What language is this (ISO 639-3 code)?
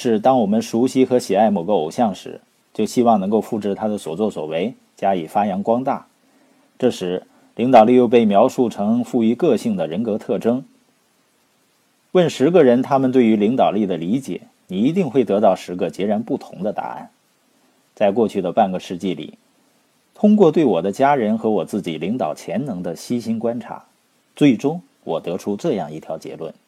zho